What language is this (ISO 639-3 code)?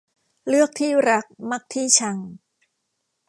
tha